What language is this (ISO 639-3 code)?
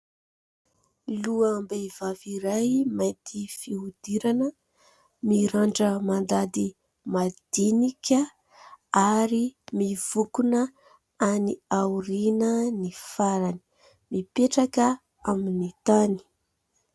mlg